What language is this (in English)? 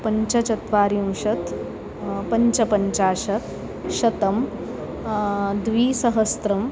Sanskrit